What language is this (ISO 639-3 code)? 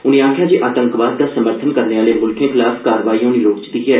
doi